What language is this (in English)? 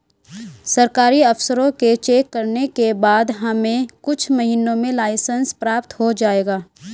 Hindi